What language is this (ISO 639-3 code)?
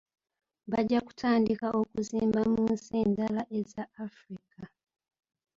lug